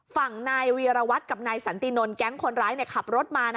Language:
Thai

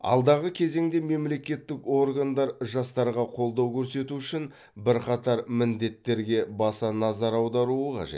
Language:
Kazakh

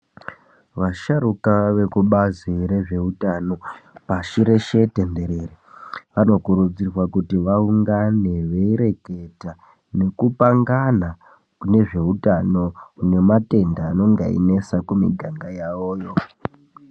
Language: Ndau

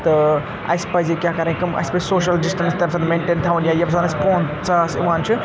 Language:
Kashmiri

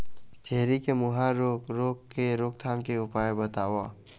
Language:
Chhattisgarhi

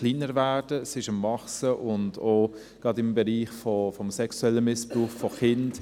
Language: Swiss German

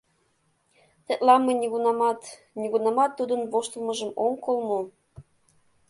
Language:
Mari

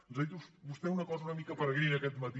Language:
Catalan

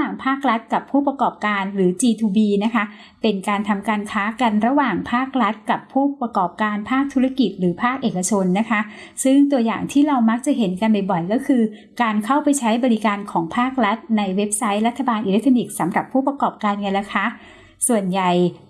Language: Thai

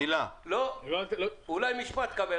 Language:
Hebrew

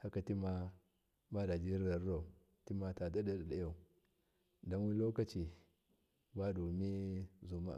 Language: Miya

